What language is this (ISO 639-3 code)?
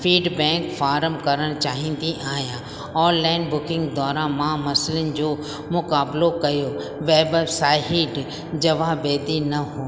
snd